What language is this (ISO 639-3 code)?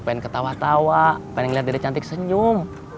ind